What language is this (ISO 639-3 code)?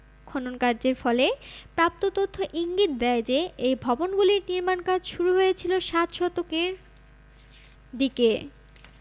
ben